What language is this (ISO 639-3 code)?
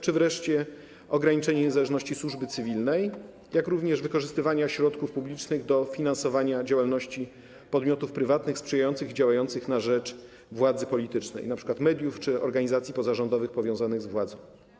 pol